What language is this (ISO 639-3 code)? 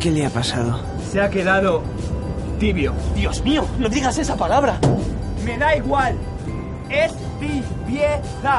spa